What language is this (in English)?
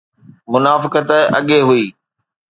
Sindhi